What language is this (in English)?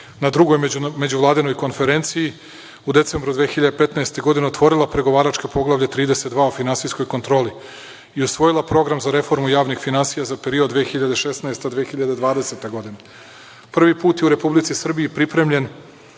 Serbian